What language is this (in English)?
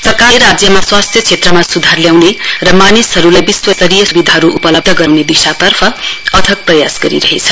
Nepali